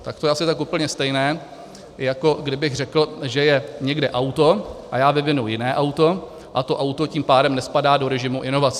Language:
Czech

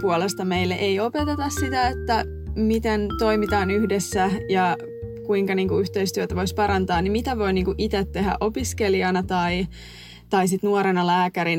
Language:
Finnish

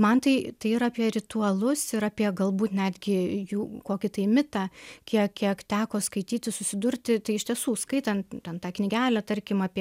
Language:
Lithuanian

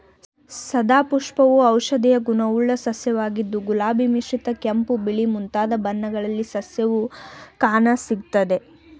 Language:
Kannada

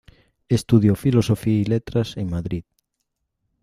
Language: Spanish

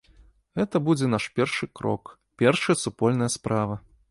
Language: Belarusian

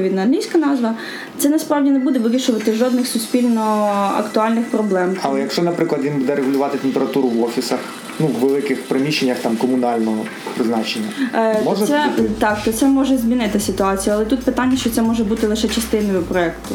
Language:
Ukrainian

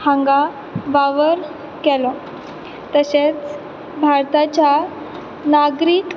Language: Konkani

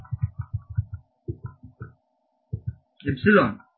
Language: Kannada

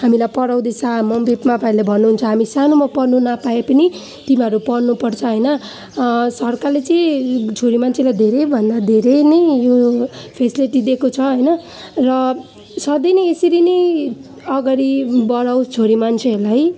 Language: Nepali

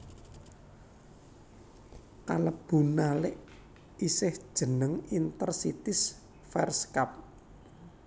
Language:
Javanese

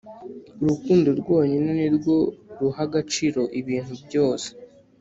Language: Kinyarwanda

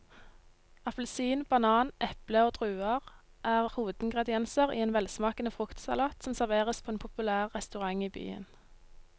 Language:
Norwegian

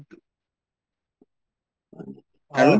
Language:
Assamese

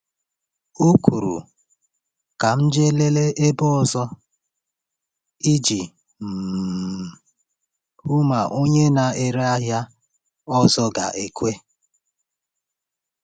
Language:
Igbo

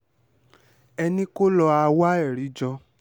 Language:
Yoruba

